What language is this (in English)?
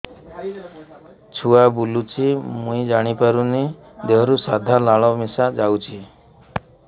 Odia